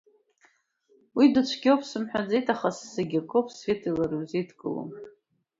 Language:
Abkhazian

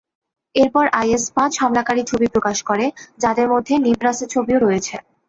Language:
Bangla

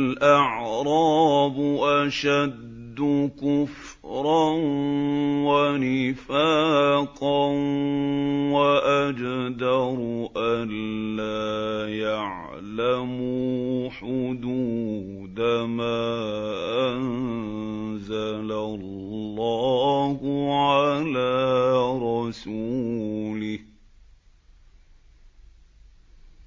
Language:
Arabic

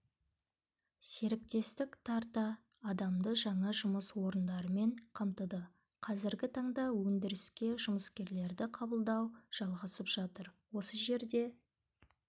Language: Kazakh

